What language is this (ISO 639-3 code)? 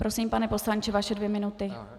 ces